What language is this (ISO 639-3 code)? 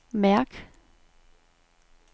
dan